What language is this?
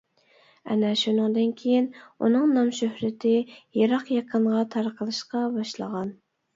Uyghur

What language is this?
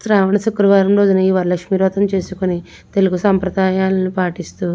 Telugu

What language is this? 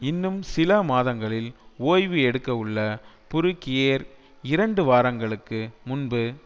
Tamil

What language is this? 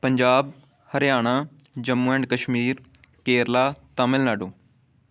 Punjabi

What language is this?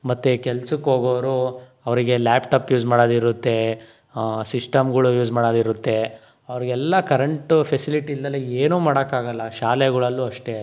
Kannada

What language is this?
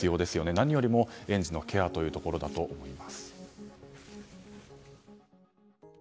Japanese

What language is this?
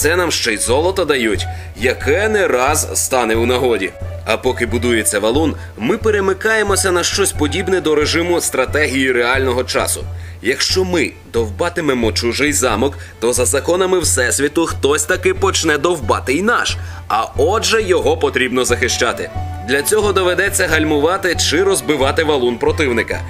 Ukrainian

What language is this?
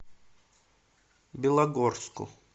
Russian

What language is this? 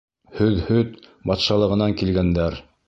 Bashkir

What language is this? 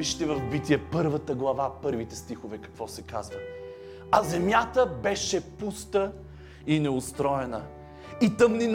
Bulgarian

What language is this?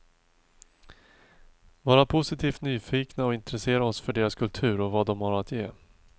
Swedish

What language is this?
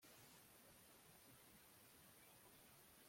Kinyarwanda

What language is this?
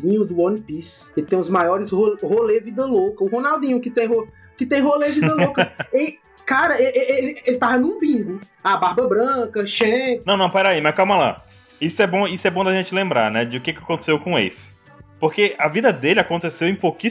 Portuguese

